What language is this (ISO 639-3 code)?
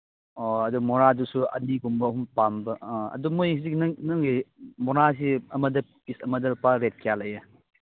mni